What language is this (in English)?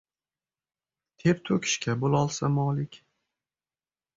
Uzbek